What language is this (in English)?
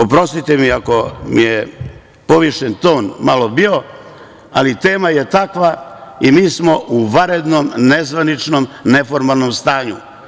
Serbian